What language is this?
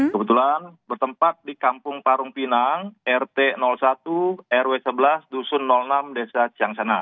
Indonesian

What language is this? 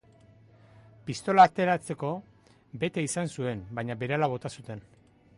Basque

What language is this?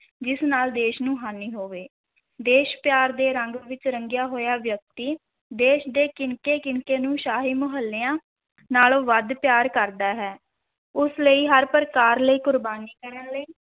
Punjabi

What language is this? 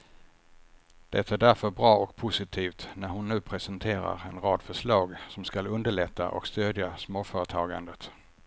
Swedish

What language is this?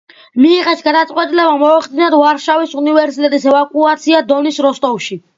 Georgian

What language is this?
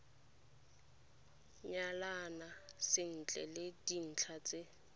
Tswana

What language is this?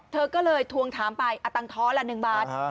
Thai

